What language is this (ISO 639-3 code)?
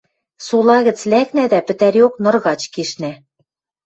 mrj